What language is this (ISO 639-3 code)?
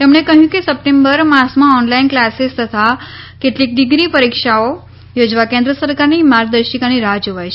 guj